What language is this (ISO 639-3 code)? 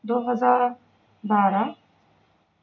urd